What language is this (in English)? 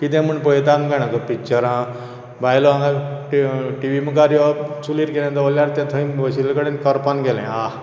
Konkani